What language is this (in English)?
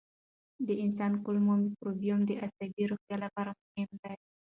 Pashto